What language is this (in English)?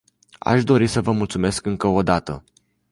Romanian